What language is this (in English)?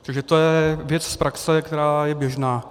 Czech